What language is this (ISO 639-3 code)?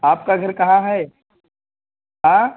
urd